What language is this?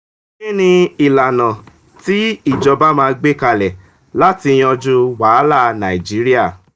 Yoruba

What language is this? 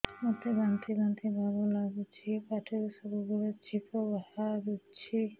Odia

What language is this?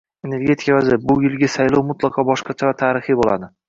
Uzbek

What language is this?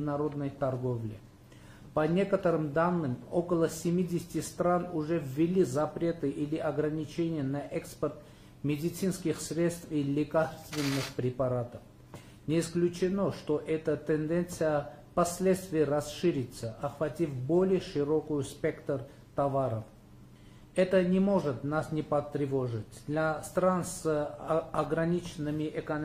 Russian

